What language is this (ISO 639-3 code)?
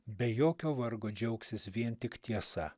lit